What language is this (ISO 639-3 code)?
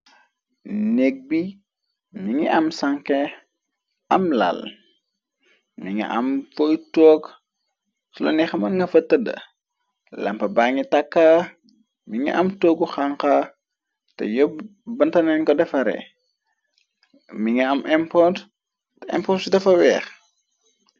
wol